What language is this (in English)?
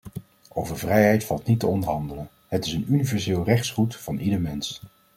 Dutch